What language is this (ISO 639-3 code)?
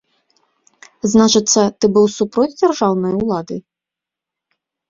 bel